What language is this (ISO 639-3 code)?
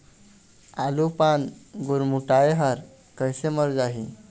hne